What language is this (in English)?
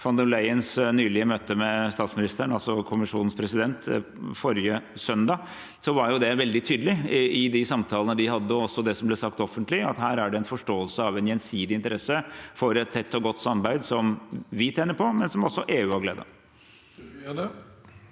Norwegian